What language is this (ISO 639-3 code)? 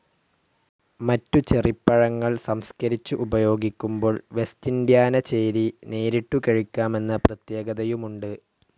mal